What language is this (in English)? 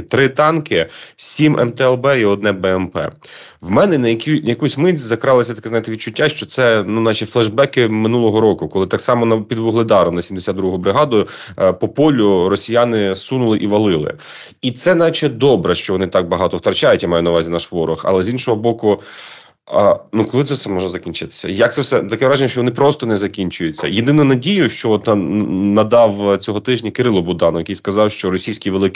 Ukrainian